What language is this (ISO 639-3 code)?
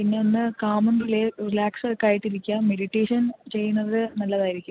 mal